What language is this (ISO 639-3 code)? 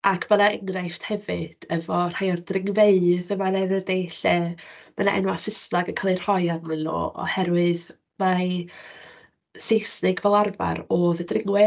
cym